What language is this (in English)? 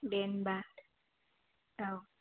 Bodo